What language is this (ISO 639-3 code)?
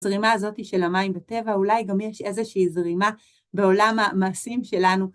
heb